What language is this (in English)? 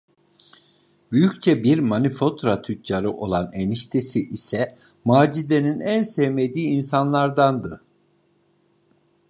Turkish